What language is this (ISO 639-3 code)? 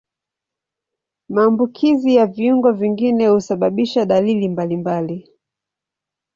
swa